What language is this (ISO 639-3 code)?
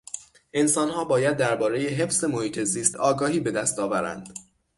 fas